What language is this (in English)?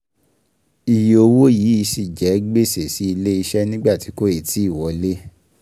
Yoruba